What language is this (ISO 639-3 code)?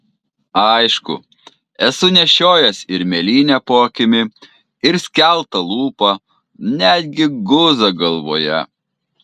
lit